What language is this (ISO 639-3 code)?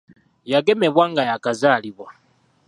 lug